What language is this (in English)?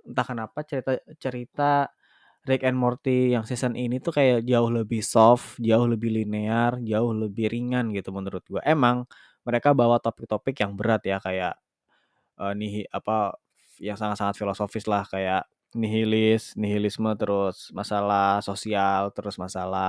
Indonesian